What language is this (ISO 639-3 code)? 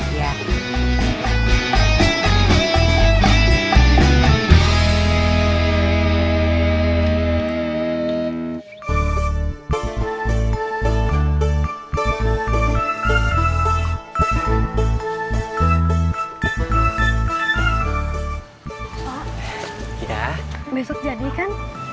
ind